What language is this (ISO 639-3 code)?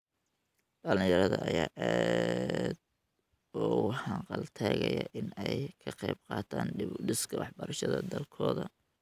som